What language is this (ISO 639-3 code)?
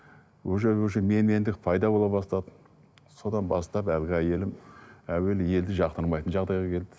kaz